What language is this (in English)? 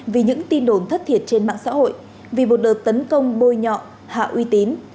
Vietnamese